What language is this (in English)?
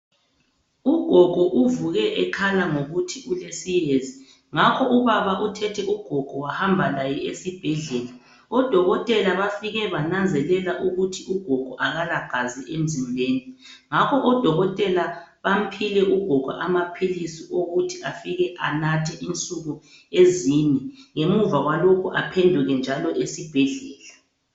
North Ndebele